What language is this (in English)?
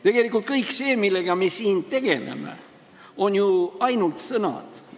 Estonian